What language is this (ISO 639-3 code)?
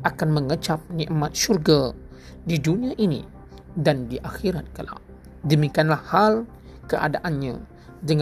msa